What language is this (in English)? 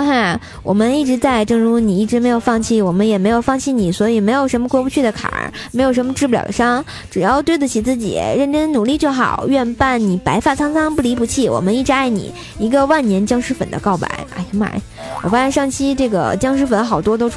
Chinese